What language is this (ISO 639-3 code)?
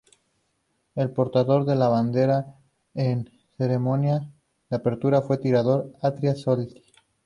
spa